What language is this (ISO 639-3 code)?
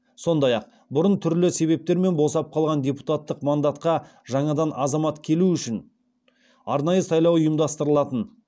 kaz